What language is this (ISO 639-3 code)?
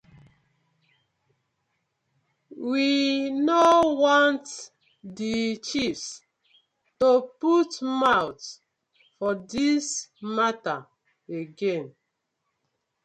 pcm